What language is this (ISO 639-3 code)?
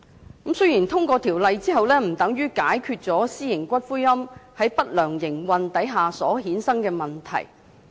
yue